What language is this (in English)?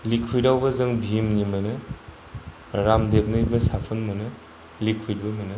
Bodo